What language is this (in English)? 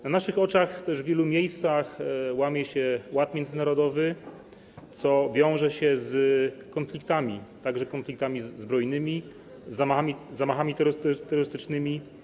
Polish